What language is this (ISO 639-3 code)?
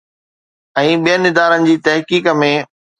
snd